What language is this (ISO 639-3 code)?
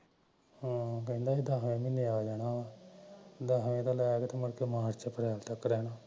pan